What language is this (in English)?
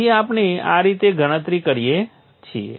Gujarati